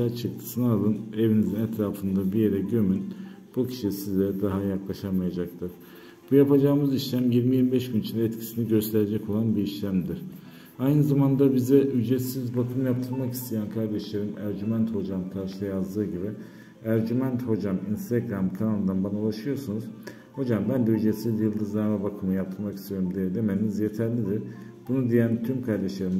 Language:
Turkish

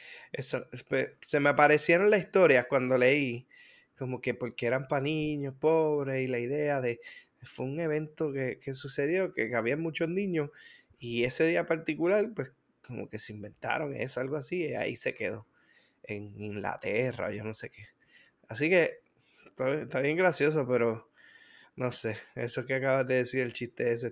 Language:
Spanish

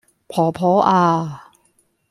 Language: Cantonese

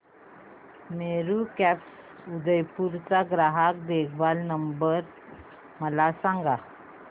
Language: Marathi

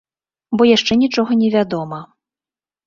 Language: Belarusian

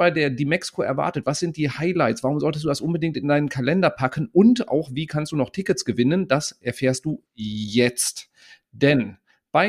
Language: German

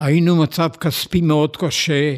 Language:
Hebrew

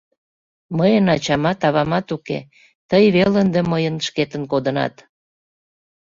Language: Mari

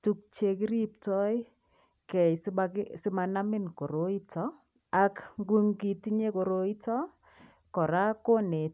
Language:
Kalenjin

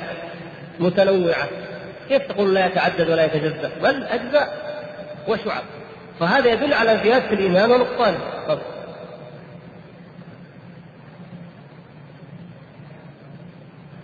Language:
Arabic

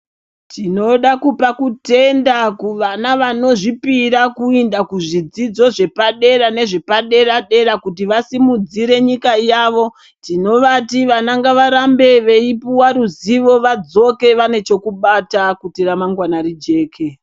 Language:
Ndau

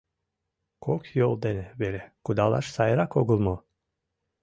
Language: Mari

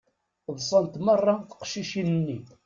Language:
Kabyle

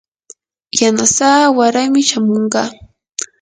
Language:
Yanahuanca Pasco Quechua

